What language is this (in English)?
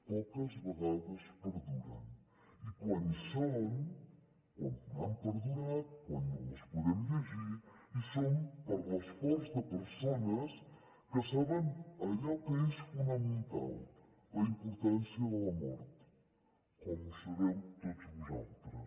Catalan